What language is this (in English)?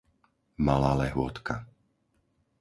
Slovak